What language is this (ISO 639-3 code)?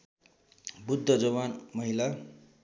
nep